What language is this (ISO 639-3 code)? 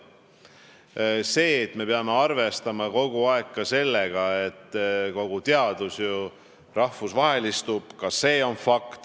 est